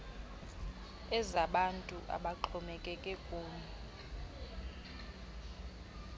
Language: Xhosa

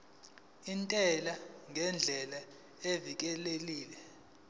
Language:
Zulu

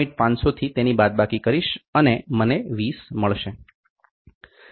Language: Gujarati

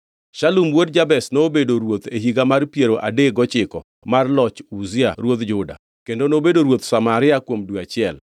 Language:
Luo (Kenya and Tanzania)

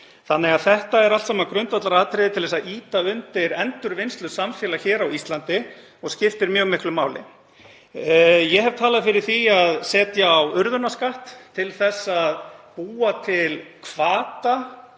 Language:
Icelandic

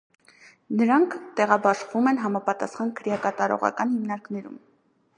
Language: Armenian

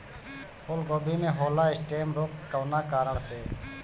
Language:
Bhojpuri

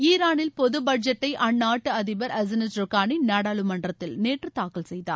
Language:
Tamil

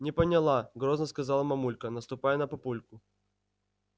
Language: Russian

